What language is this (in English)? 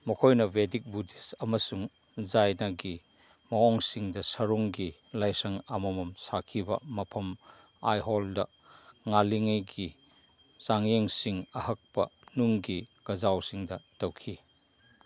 Manipuri